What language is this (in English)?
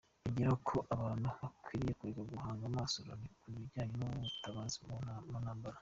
Kinyarwanda